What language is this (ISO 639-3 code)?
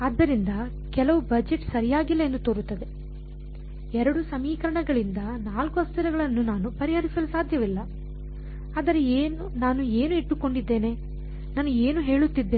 kan